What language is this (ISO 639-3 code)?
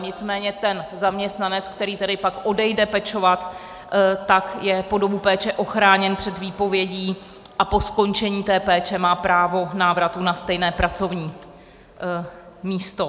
ces